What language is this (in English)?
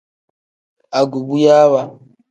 Tem